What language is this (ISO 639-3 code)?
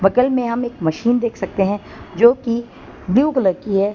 hin